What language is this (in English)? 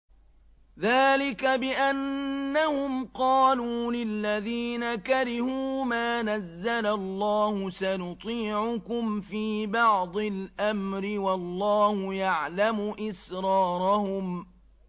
Arabic